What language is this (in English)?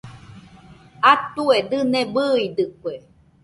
Nüpode Huitoto